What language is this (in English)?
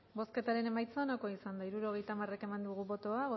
Basque